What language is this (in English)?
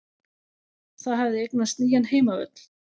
Icelandic